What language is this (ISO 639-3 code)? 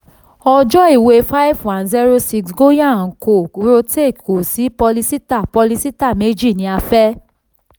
yor